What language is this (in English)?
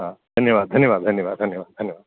Sanskrit